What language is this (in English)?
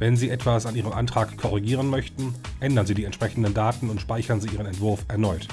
German